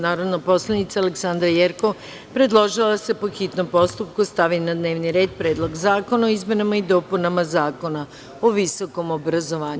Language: Serbian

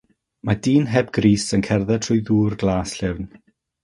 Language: Welsh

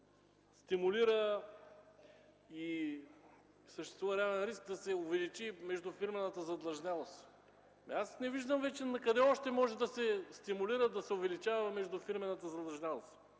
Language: Bulgarian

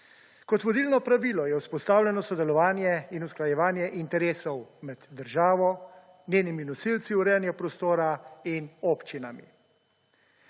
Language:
Slovenian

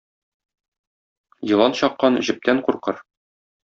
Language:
Tatar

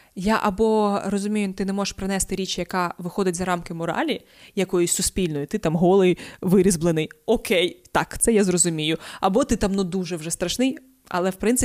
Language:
Ukrainian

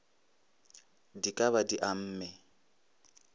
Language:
Northern Sotho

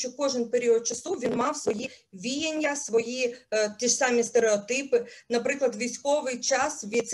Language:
Ukrainian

